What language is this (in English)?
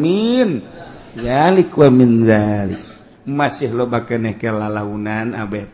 Indonesian